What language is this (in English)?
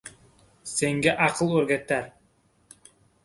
Uzbek